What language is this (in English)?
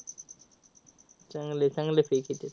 Marathi